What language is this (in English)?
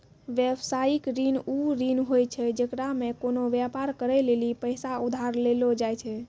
Maithili